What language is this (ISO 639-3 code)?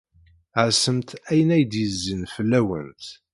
kab